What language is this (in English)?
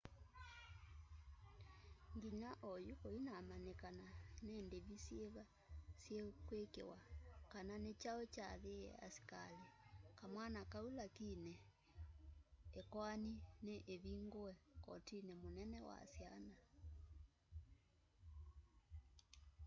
Kamba